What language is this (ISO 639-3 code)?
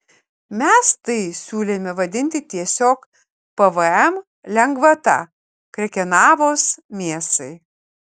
lit